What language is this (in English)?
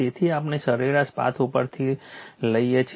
Gujarati